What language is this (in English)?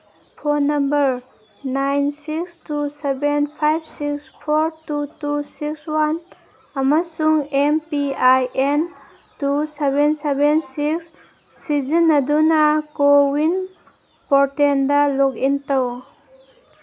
Manipuri